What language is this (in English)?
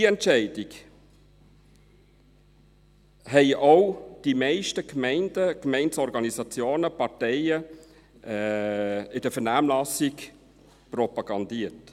Swiss German